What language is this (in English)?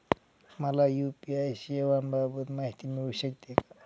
Marathi